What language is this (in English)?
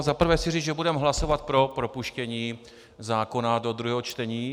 Czech